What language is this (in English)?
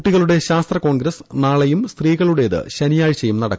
Malayalam